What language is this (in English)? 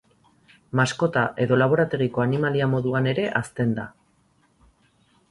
Basque